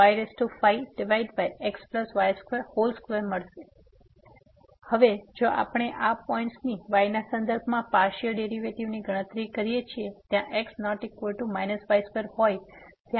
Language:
Gujarati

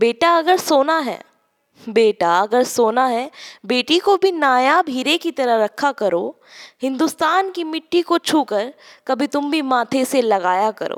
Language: Hindi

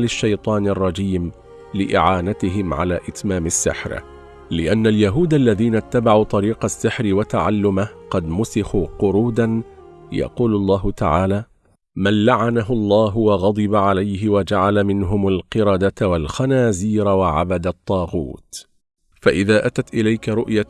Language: Arabic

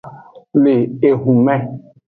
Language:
Aja (Benin)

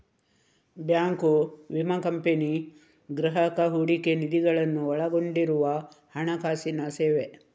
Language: Kannada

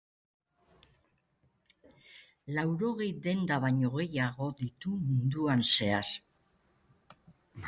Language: Basque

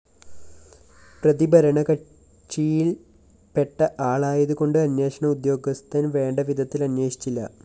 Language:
Malayalam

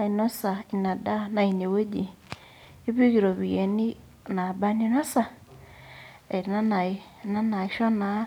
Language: Masai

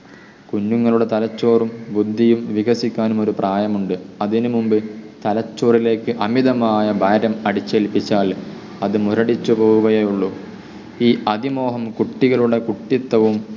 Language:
Malayalam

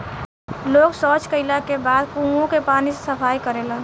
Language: Bhojpuri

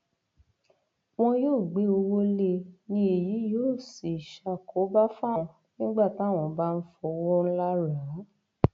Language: Yoruba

